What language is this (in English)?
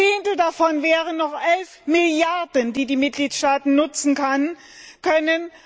German